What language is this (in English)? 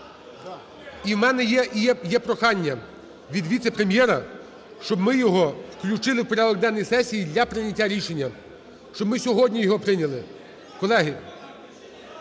Ukrainian